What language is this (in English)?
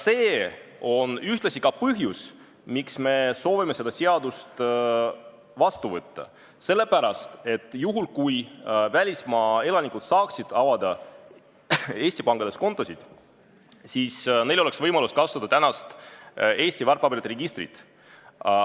Estonian